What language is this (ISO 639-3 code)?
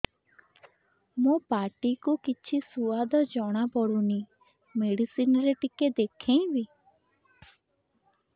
ori